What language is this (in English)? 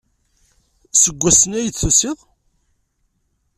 Kabyle